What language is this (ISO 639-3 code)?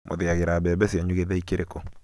kik